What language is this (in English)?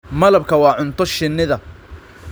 Somali